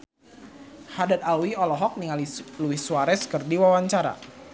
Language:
Sundanese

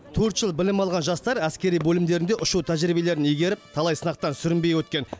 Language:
Kazakh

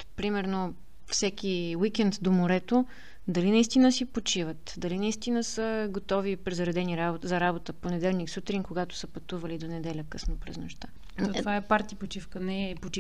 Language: Bulgarian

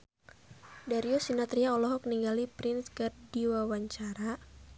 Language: Sundanese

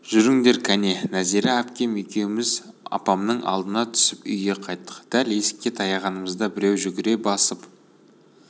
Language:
Kazakh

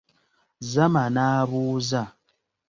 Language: Ganda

